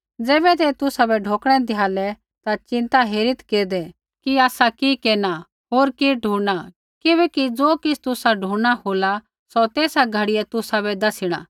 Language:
Kullu Pahari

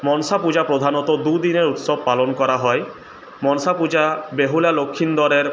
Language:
Bangla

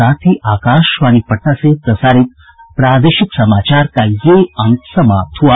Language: Hindi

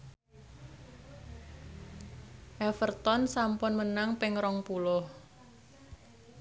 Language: Javanese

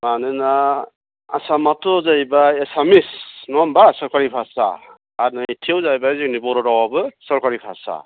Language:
Bodo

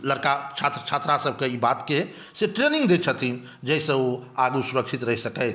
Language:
Maithili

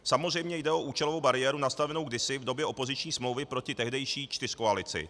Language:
Czech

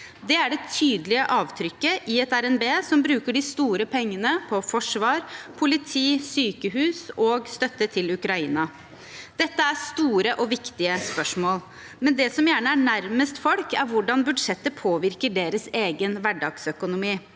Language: Norwegian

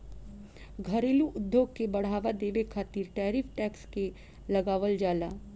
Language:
Bhojpuri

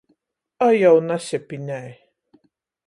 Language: Latgalian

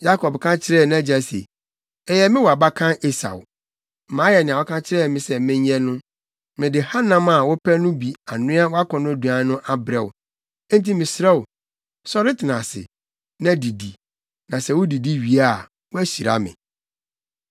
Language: Akan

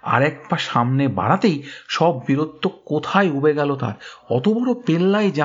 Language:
Bangla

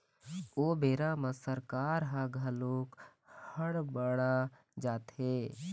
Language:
Chhattisgarhi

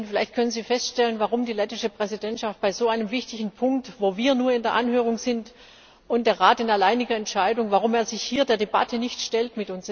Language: German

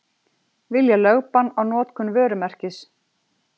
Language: Icelandic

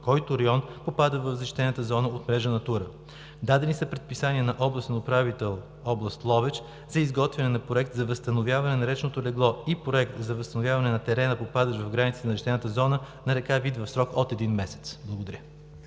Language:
Bulgarian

